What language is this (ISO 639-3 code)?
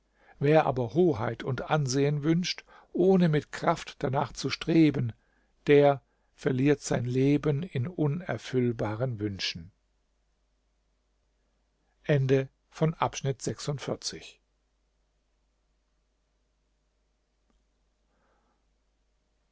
deu